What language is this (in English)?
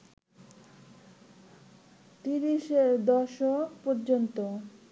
Bangla